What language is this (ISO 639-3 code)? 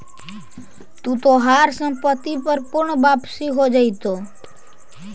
mag